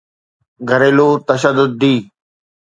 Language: Sindhi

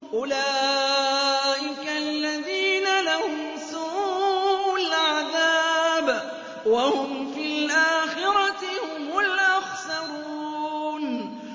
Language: Arabic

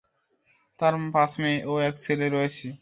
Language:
Bangla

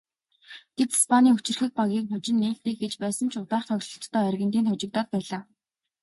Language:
Mongolian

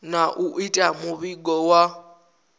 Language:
Venda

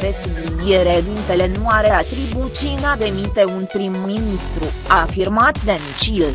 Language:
Romanian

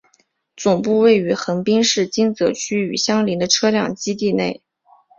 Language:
Chinese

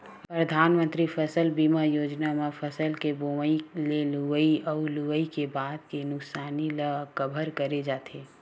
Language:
Chhattisgarhi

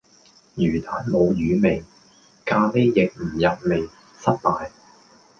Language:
Cantonese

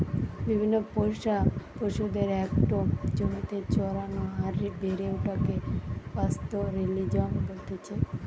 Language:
Bangla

